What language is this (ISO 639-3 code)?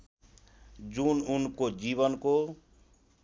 nep